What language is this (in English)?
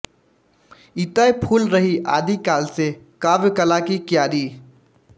Hindi